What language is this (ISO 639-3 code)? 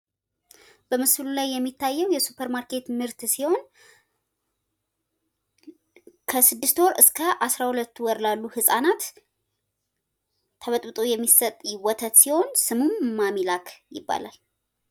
amh